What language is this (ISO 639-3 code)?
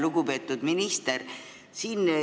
est